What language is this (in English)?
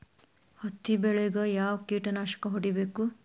Kannada